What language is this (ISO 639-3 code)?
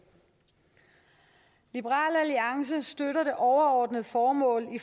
dan